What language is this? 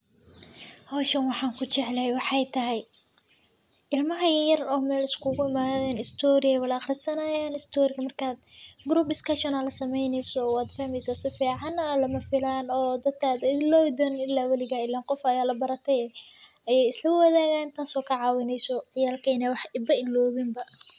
Somali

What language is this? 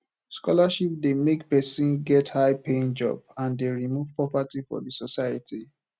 Nigerian Pidgin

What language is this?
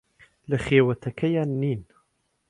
Central Kurdish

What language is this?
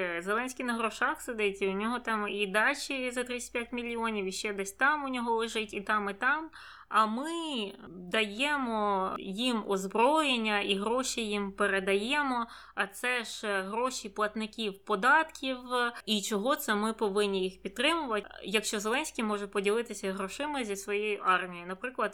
Ukrainian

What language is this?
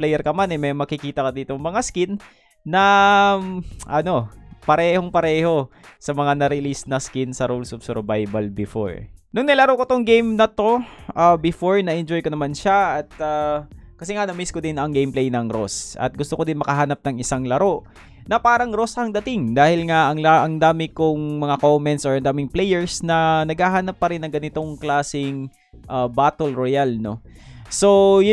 Filipino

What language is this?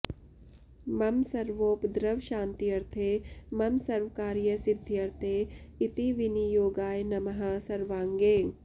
Sanskrit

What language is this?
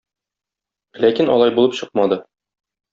Tatar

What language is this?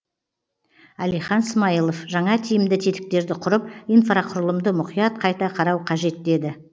Kazakh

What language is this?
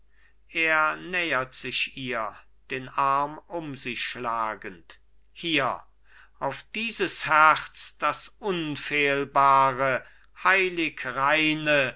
German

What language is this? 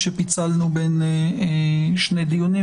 Hebrew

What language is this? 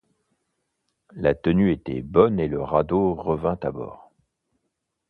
French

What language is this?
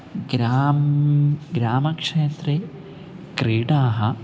Sanskrit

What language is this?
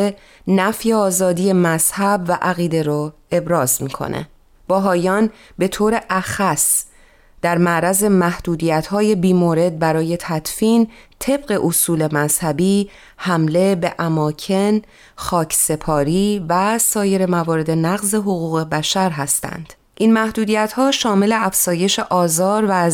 Persian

